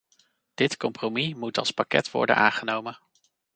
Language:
Dutch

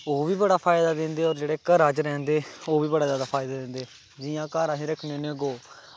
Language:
Dogri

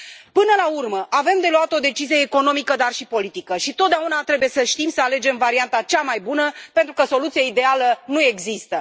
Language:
Romanian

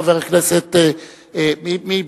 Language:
Hebrew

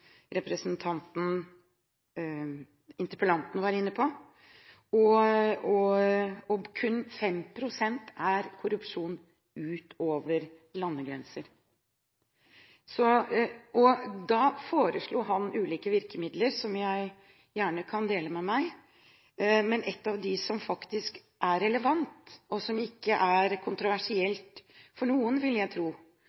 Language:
Norwegian Bokmål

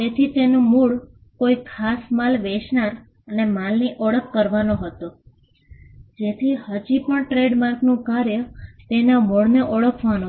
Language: Gujarati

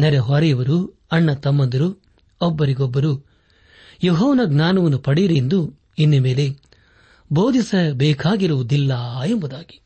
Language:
Kannada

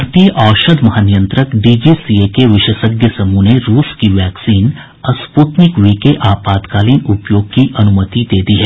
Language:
Hindi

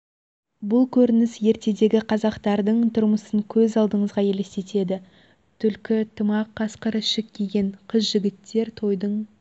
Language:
Kazakh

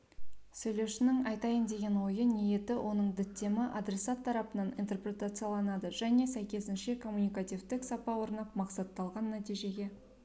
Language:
Kazakh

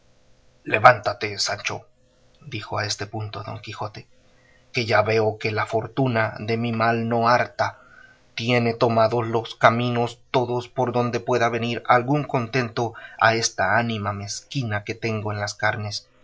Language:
Spanish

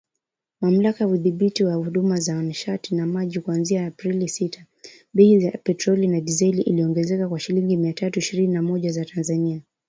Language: Swahili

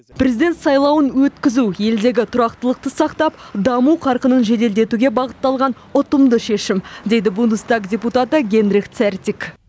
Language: Kazakh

